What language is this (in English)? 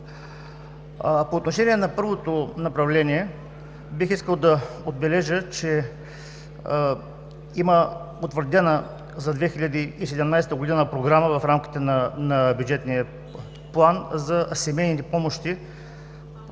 Bulgarian